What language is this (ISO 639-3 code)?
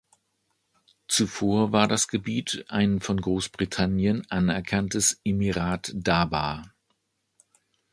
deu